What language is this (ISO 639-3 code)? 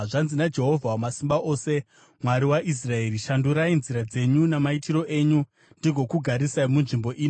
sna